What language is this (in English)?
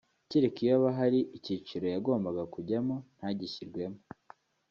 Kinyarwanda